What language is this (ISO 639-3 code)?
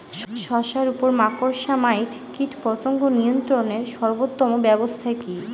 ben